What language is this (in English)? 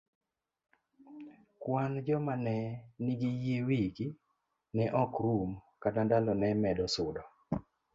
Luo (Kenya and Tanzania)